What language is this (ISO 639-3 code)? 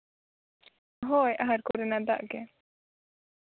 sat